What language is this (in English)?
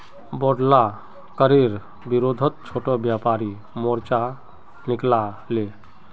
Magahi